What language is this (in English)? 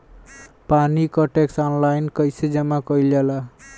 Bhojpuri